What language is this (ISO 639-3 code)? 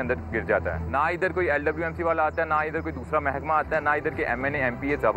urd